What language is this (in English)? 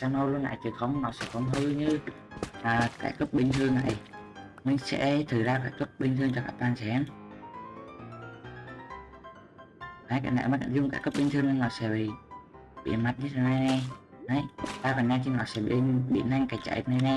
Vietnamese